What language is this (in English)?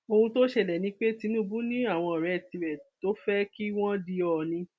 Yoruba